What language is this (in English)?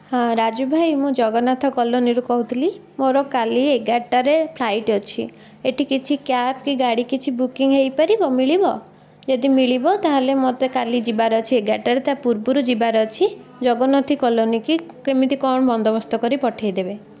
Odia